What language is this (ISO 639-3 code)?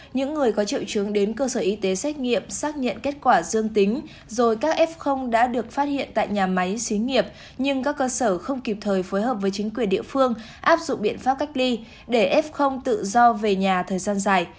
vie